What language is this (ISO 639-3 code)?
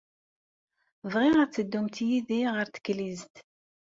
kab